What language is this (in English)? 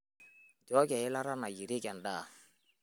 Masai